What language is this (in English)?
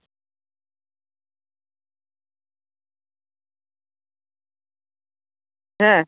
Santali